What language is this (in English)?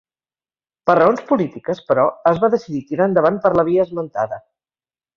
Catalan